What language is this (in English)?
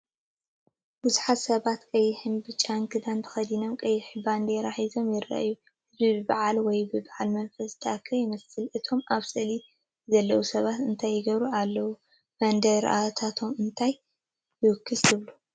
Tigrinya